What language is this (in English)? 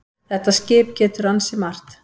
Icelandic